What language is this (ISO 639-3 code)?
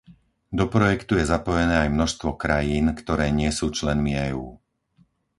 slk